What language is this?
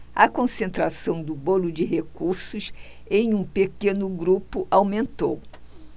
Portuguese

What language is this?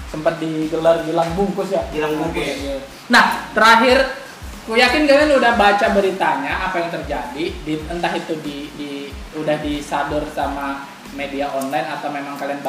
Indonesian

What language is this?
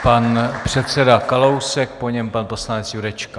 Czech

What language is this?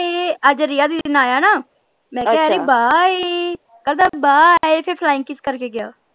Punjabi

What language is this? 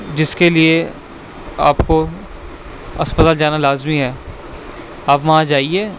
Urdu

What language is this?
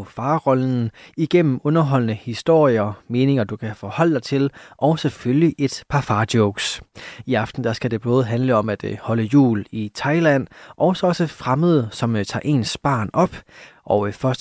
Danish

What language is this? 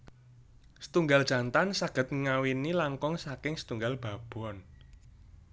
Javanese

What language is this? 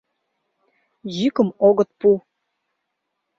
Mari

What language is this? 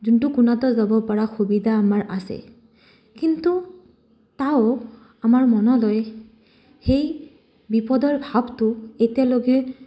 Assamese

